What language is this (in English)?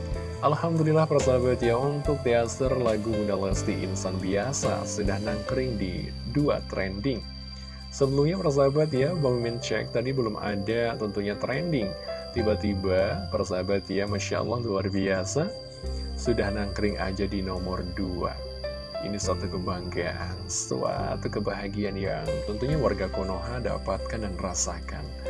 Indonesian